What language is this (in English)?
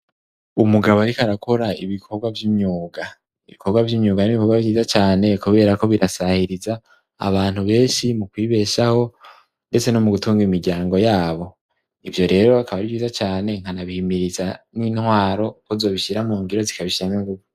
Rundi